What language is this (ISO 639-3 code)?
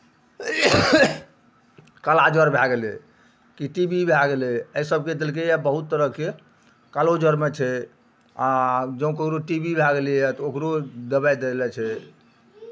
mai